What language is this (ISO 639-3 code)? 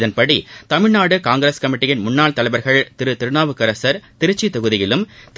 tam